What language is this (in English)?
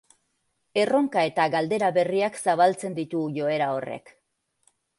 Basque